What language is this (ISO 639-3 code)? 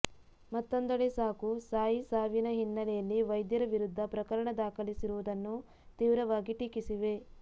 kan